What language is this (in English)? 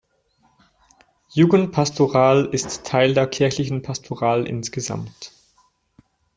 German